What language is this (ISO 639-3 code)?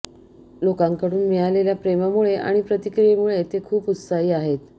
mar